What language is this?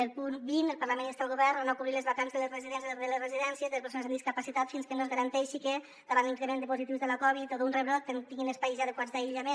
Catalan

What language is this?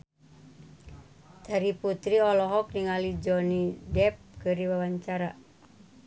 Sundanese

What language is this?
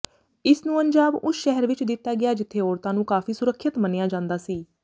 Punjabi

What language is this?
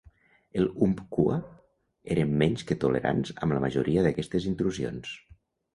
Catalan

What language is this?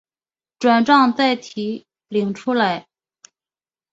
Chinese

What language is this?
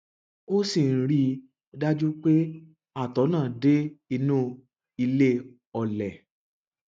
Yoruba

